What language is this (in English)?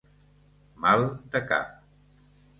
Catalan